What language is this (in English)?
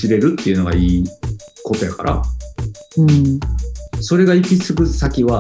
Japanese